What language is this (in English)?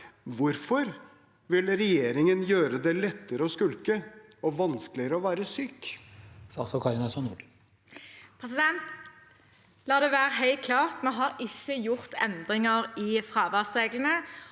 Norwegian